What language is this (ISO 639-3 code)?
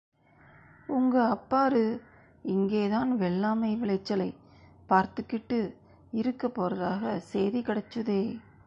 tam